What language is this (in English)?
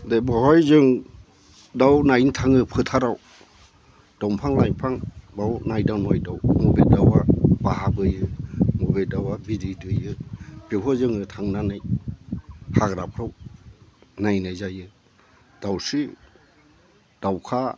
Bodo